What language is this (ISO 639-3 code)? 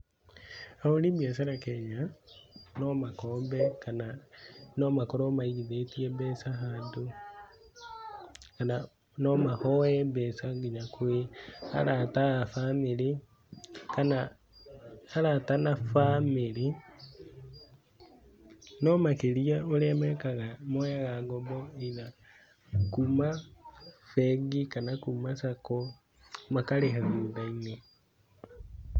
kik